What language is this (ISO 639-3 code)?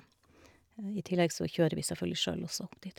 nor